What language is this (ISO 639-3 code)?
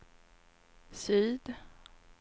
swe